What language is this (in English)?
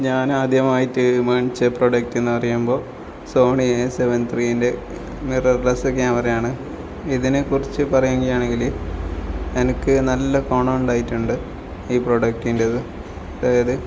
Malayalam